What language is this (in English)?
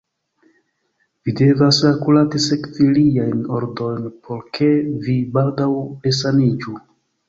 Esperanto